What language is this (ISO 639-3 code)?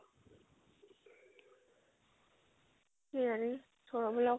asm